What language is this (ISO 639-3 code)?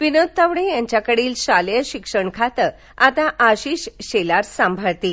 mar